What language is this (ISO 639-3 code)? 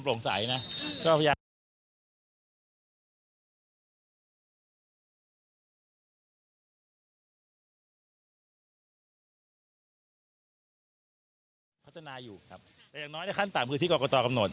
tha